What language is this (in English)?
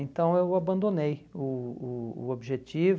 Portuguese